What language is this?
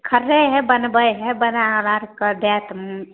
Maithili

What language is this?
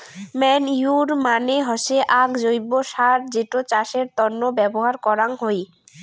Bangla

